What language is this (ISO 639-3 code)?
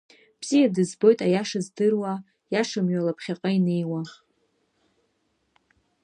abk